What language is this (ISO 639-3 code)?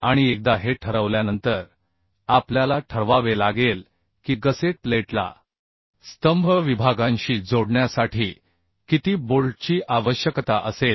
mar